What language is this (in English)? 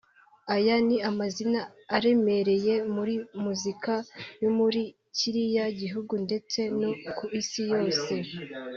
Kinyarwanda